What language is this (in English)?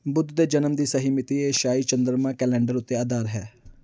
Punjabi